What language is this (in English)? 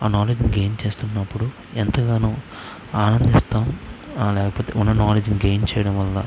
Telugu